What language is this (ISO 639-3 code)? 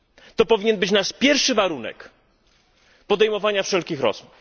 pol